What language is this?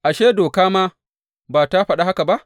Hausa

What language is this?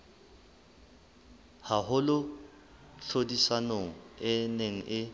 Southern Sotho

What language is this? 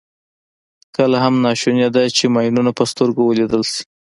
Pashto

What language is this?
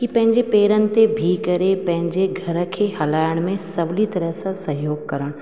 Sindhi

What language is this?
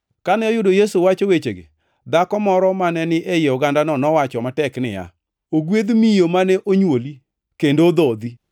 Luo (Kenya and Tanzania)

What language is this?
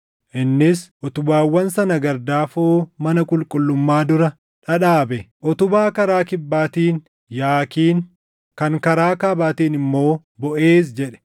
Oromo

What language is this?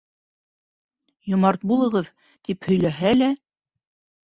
Bashkir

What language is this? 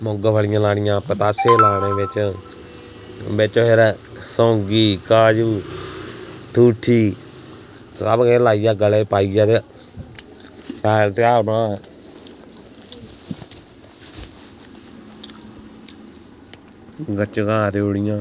Dogri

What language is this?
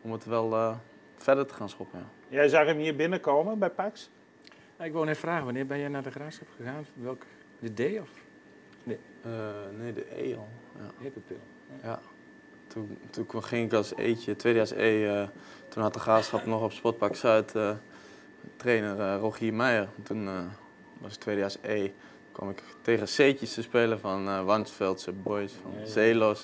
Dutch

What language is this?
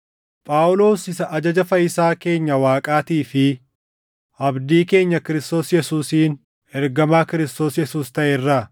Oromo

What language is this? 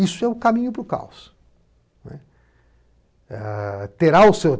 Portuguese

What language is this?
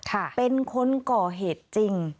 Thai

